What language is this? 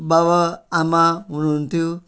Nepali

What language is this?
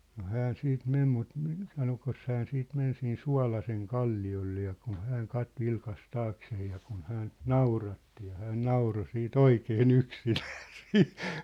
Finnish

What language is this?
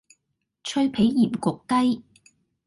Cantonese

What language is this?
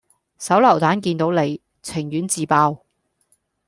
Cantonese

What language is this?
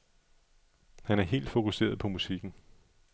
Danish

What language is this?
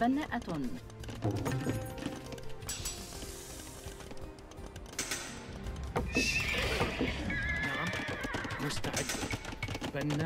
Arabic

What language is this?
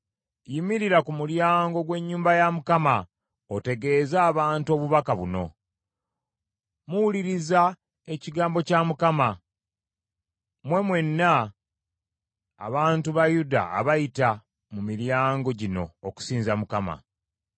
Ganda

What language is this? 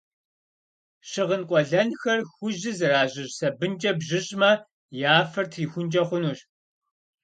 Kabardian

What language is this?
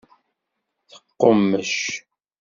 Kabyle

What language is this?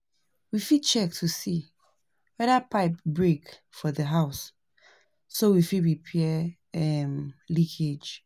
Nigerian Pidgin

